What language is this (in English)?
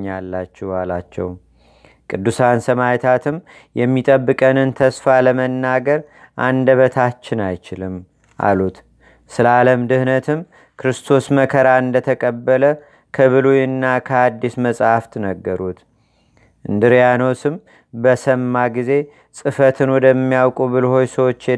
Amharic